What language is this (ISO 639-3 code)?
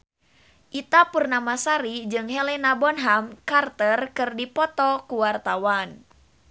sun